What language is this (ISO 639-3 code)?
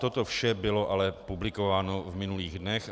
ces